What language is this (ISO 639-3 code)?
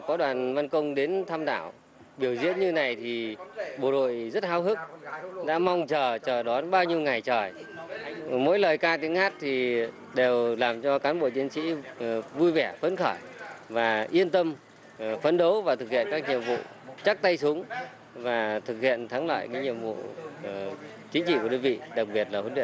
vie